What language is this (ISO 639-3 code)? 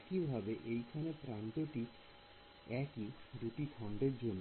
ben